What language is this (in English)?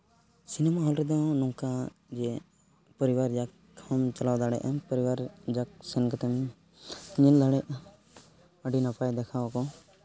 Santali